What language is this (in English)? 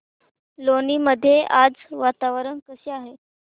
Marathi